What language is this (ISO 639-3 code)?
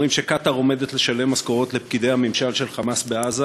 heb